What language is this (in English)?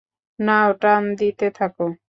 Bangla